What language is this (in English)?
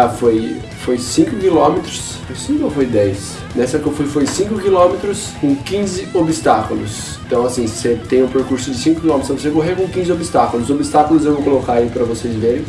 Portuguese